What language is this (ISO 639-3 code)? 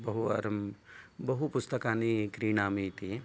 san